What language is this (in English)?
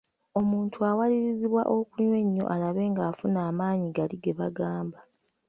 Ganda